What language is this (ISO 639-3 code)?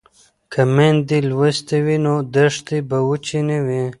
pus